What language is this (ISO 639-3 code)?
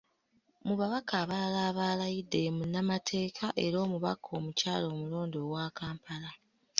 lug